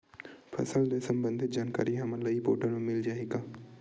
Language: Chhattisgarhi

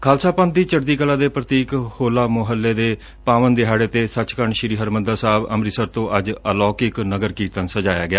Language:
Punjabi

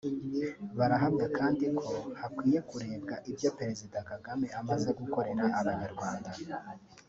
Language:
Kinyarwanda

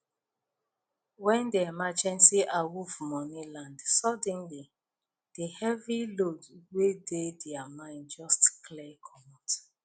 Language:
Nigerian Pidgin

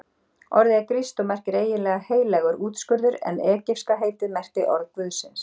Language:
Icelandic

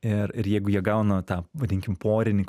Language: Lithuanian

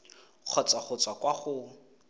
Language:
Tswana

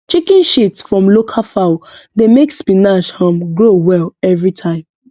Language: Nigerian Pidgin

